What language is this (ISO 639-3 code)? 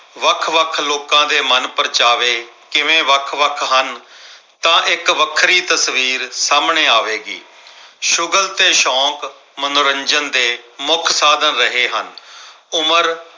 pan